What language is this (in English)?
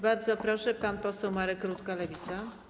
Polish